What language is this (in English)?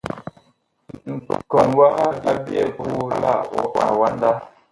Bakoko